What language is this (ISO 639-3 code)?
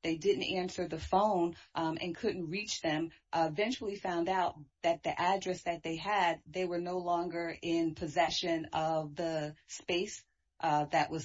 eng